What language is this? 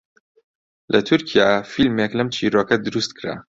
Central Kurdish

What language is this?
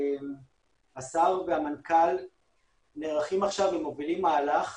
Hebrew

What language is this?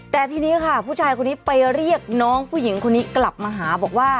Thai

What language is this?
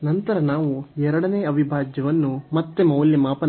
Kannada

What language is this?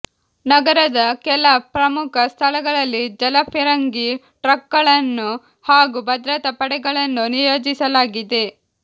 Kannada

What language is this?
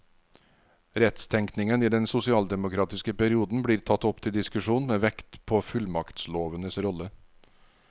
Norwegian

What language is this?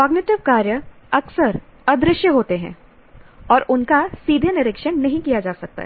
Hindi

